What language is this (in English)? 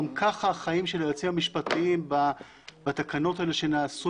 Hebrew